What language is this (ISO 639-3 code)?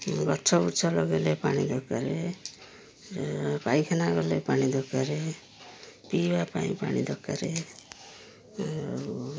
ori